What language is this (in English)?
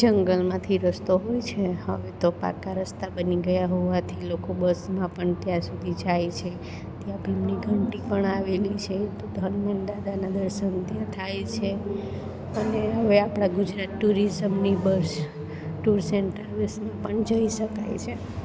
Gujarati